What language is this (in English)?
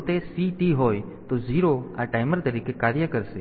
Gujarati